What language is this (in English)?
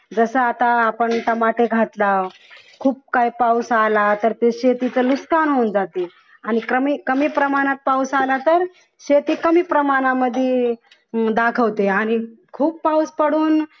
Marathi